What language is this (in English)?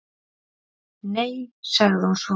Icelandic